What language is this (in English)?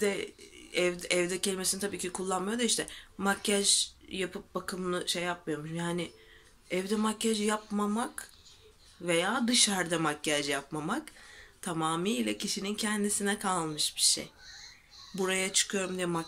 Turkish